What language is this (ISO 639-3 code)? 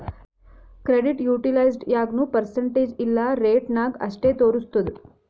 kan